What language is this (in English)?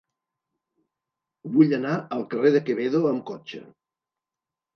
Catalan